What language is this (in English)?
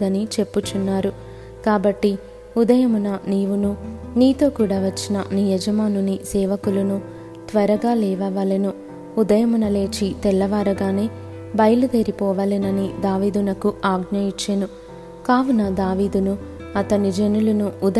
Telugu